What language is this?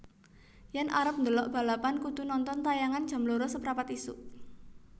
Javanese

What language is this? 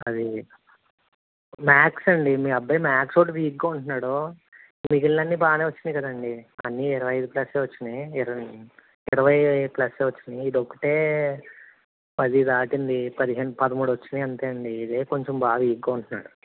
Telugu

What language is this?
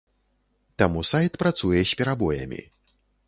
Belarusian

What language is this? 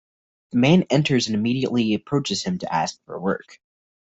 English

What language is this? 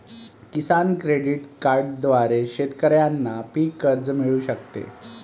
Marathi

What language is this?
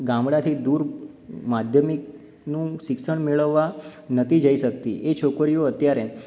Gujarati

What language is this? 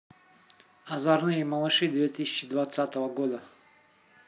Russian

